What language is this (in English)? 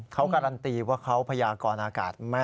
Thai